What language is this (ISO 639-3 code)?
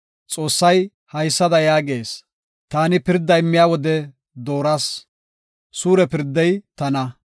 gof